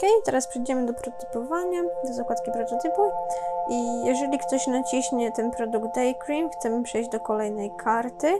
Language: Polish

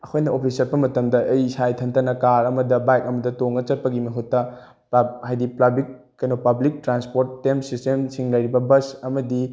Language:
Manipuri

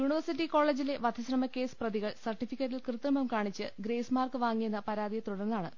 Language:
Malayalam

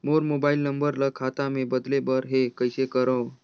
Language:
Chhattisgarhi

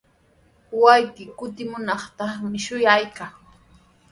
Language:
Sihuas Ancash Quechua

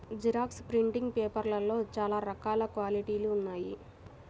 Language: Telugu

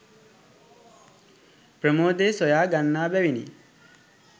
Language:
Sinhala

